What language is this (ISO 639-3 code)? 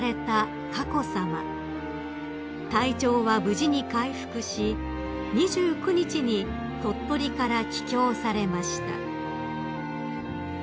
jpn